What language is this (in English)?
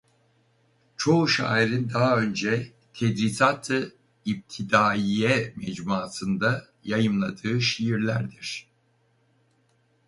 Turkish